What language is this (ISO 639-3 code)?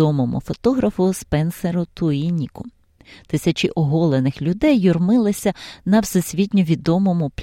ukr